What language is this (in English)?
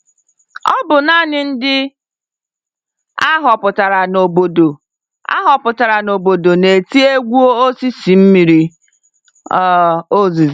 Igbo